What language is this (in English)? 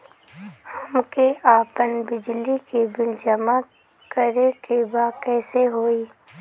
Bhojpuri